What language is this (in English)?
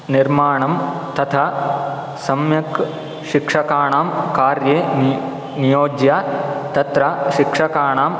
Sanskrit